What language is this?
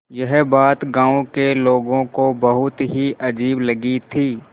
Hindi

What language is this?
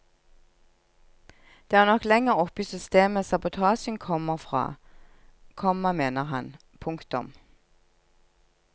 Norwegian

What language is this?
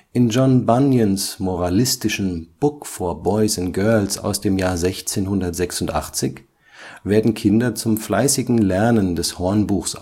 German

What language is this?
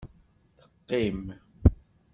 Kabyle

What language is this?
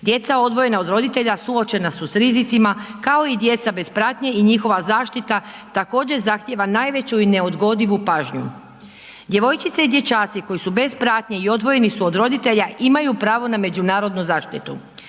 Croatian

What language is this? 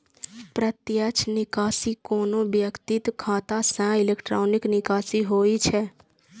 Maithili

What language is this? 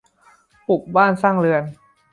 Thai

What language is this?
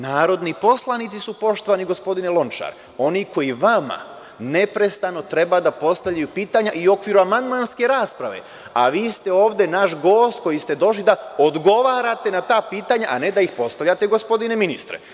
Serbian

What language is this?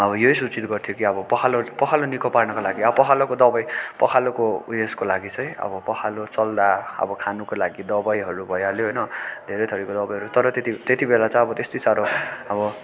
Nepali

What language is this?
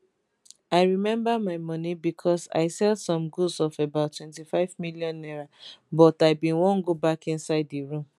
Nigerian Pidgin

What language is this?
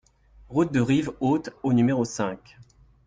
French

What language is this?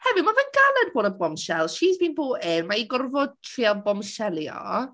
Welsh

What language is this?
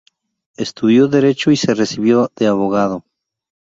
Spanish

